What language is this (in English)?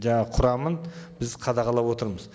Kazakh